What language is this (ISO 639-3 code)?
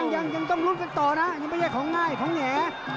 tha